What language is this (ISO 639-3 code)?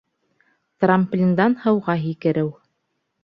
bak